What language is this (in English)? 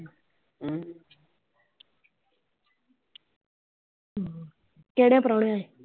Punjabi